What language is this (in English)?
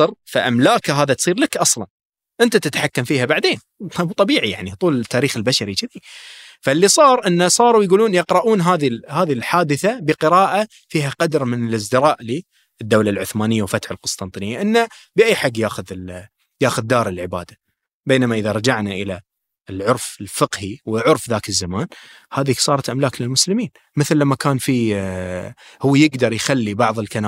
Arabic